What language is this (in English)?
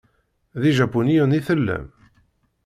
Kabyle